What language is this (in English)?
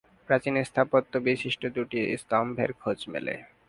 Bangla